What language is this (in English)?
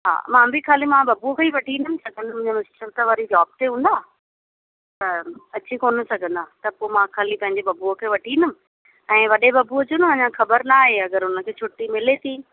Sindhi